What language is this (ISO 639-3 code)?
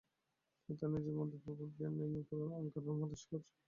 ben